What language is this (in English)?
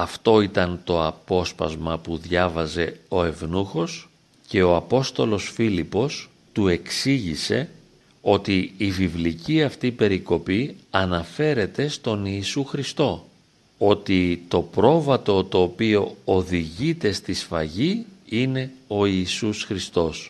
Greek